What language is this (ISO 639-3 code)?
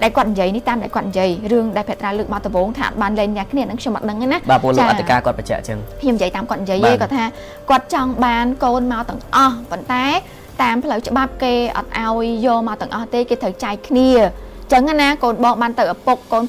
vie